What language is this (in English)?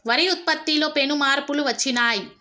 Telugu